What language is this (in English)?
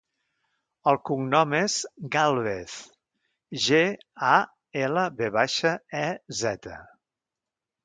Catalan